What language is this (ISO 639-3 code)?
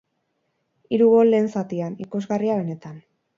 eus